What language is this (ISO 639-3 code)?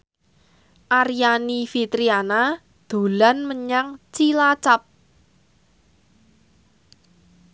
jav